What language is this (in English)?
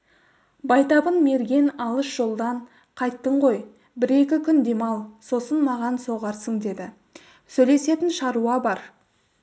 Kazakh